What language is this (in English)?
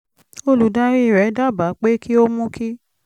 Yoruba